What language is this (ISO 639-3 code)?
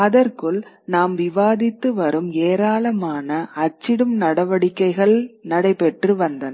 tam